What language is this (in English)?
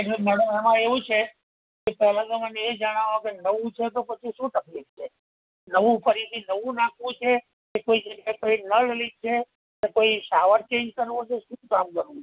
Gujarati